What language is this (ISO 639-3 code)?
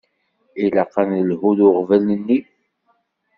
kab